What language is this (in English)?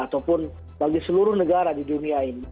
Indonesian